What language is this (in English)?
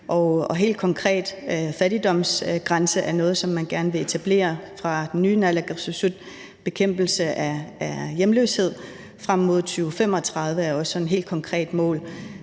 Danish